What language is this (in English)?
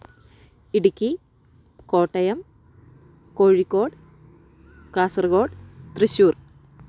Malayalam